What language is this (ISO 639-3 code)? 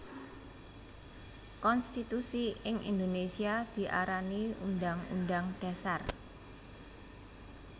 jav